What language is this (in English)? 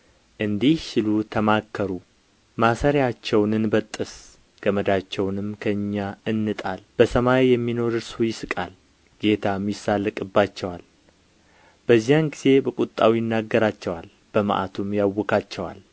Amharic